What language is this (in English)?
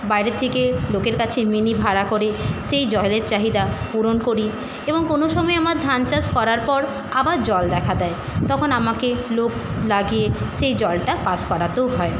Bangla